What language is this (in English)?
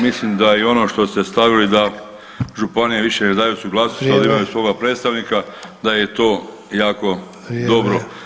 Croatian